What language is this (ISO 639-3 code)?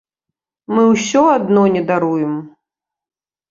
bel